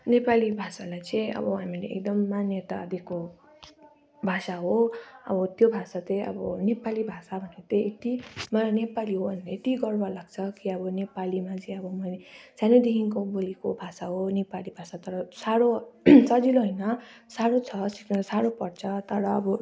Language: Nepali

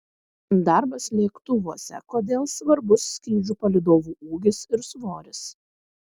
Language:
Lithuanian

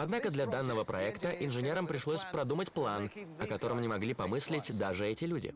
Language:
Russian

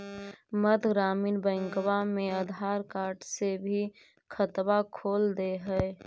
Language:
Magahi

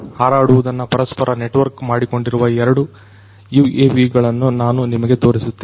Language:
Kannada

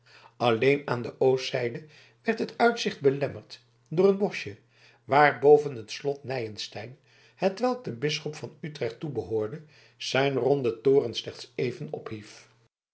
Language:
Dutch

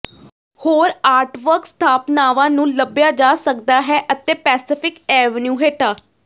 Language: Punjabi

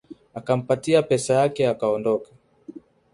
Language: Swahili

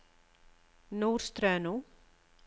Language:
Norwegian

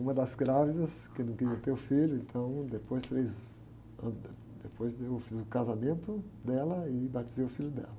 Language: Portuguese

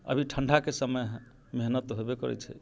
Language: Maithili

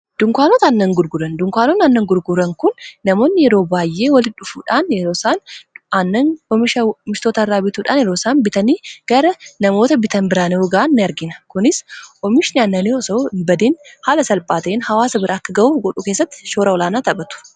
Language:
Oromo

